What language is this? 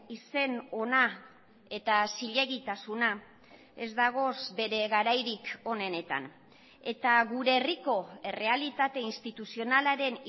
Basque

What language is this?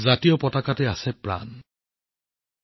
Assamese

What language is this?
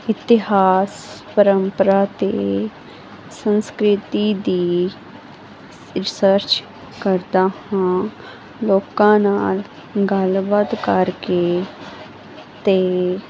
Punjabi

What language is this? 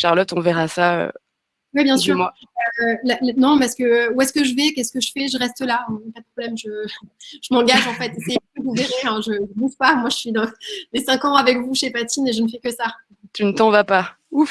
French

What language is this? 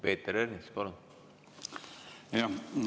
Estonian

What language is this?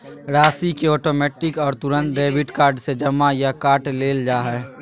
Magahi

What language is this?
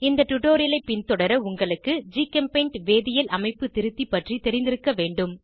Tamil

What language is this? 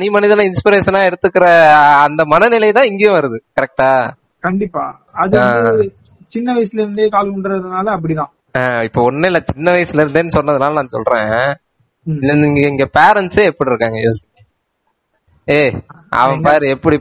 Tamil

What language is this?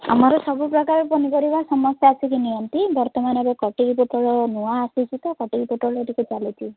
Odia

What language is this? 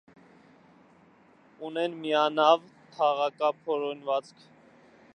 Armenian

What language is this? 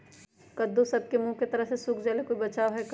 Magahi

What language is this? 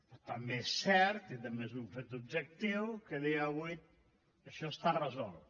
Catalan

